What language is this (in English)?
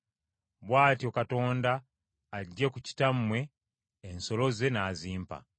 Ganda